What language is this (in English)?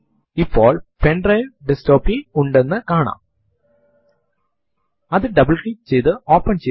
Malayalam